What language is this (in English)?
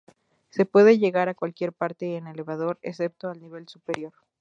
Spanish